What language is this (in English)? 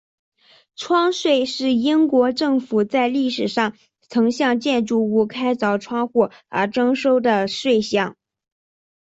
Chinese